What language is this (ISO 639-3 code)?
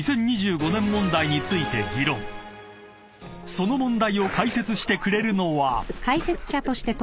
jpn